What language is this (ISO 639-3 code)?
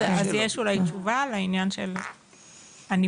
heb